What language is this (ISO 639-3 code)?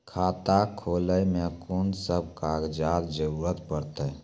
mai